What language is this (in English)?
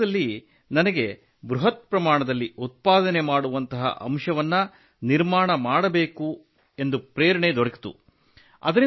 Kannada